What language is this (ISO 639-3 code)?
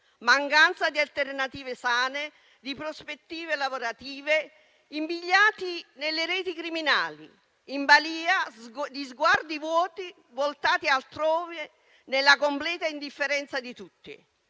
ita